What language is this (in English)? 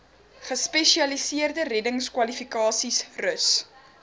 Afrikaans